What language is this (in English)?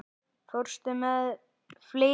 Icelandic